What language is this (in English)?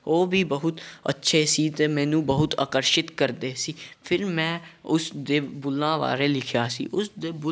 Punjabi